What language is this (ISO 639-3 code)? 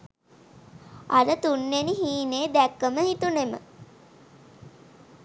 sin